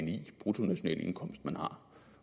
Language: Danish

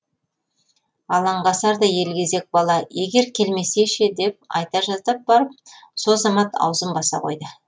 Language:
Kazakh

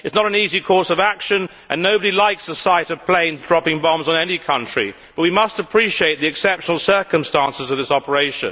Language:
English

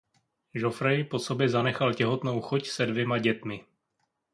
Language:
Czech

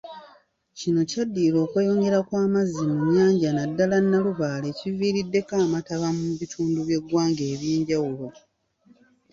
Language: Ganda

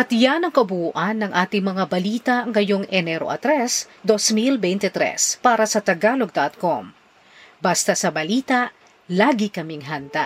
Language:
Filipino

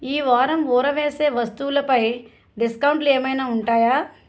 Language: Telugu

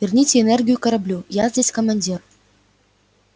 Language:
Russian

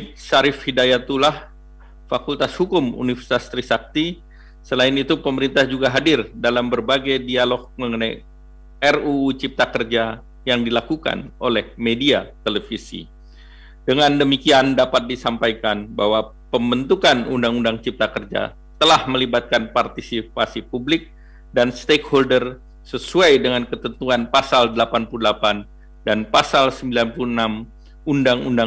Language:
Indonesian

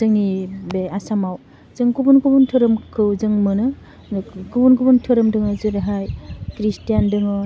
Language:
Bodo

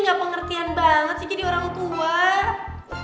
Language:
Indonesian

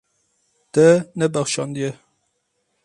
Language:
Kurdish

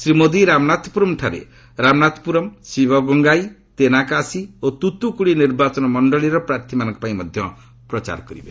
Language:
Odia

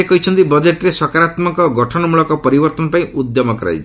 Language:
Odia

